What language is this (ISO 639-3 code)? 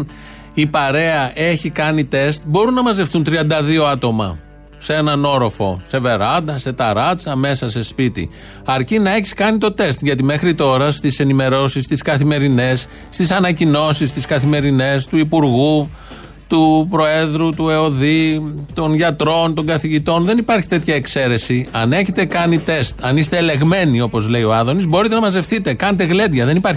ell